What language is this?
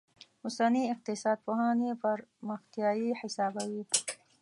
Pashto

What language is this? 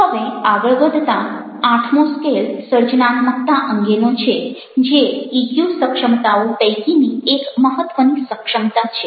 Gujarati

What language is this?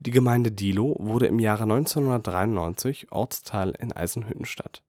German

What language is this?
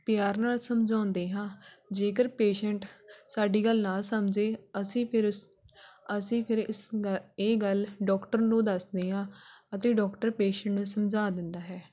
Punjabi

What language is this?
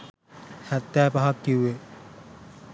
Sinhala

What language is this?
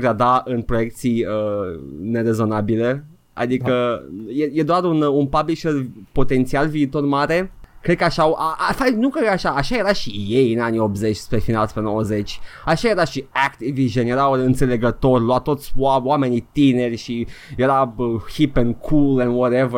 Romanian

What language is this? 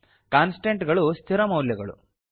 Kannada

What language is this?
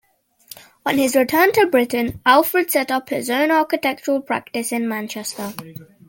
English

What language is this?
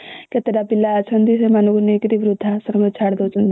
Odia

